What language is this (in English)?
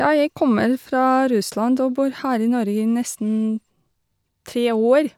Norwegian